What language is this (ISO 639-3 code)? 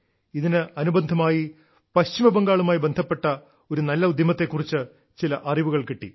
mal